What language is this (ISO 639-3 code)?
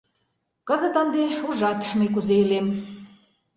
chm